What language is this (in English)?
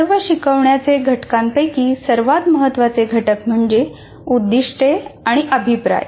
Marathi